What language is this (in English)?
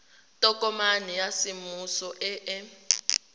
Tswana